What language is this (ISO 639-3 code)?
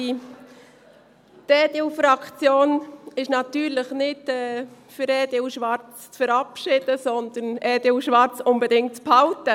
gsw